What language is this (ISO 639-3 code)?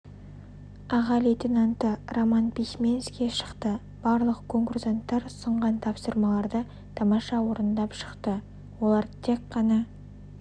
kaz